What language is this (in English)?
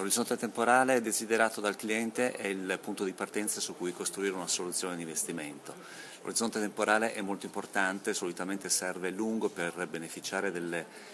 Italian